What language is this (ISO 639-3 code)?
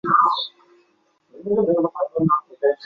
zho